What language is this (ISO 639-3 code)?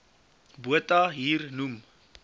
afr